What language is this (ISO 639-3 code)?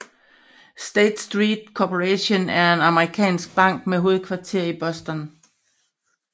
dan